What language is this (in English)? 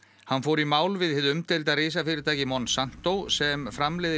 Icelandic